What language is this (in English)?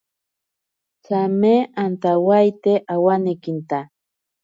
Ashéninka Perené